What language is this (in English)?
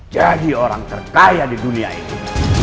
Indonesian